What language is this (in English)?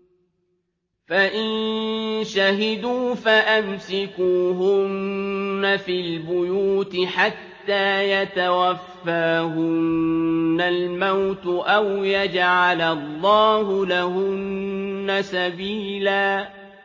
Arabic